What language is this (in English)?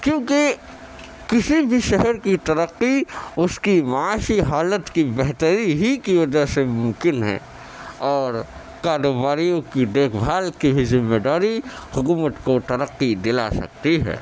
Urdu